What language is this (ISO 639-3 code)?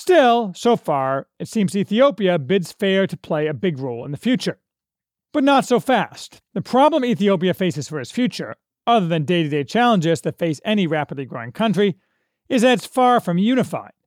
eng